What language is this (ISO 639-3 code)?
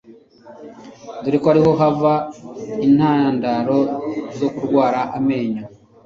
kin